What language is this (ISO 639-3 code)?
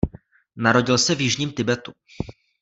ces